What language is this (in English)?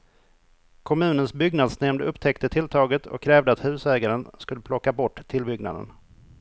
Swedish